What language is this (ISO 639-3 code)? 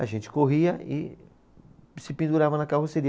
por